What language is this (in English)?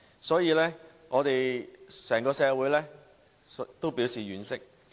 Cantonese